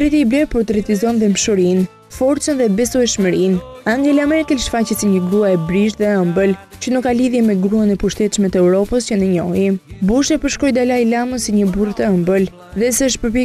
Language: Romanian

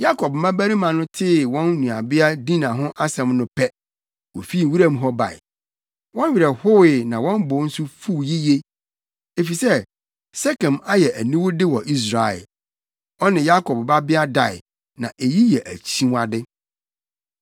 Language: Akan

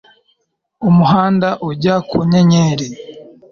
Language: Kinyarwanda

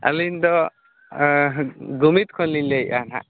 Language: Santali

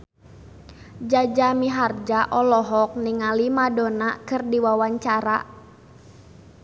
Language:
Sundanese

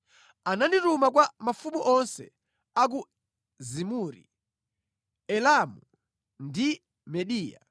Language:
Nyanja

